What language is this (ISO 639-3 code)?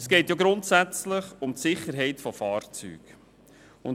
gsw